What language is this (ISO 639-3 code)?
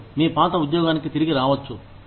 tel